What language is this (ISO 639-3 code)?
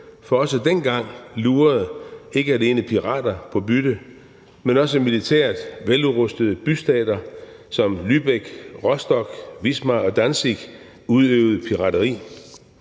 dan